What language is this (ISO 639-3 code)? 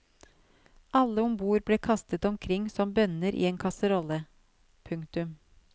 nor